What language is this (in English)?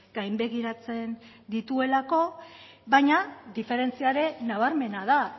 Basque